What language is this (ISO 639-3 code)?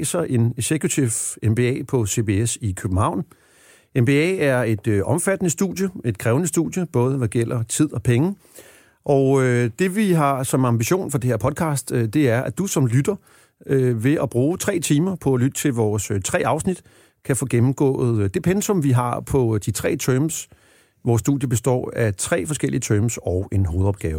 dan